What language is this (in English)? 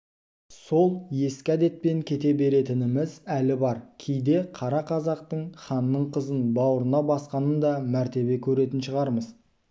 Kazakh